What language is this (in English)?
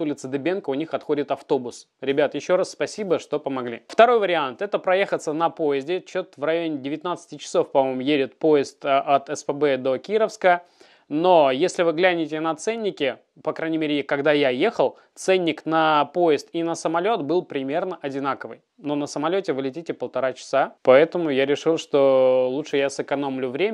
Russian